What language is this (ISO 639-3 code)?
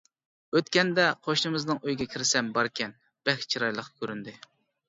uig